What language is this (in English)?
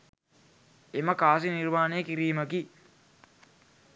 Sinhala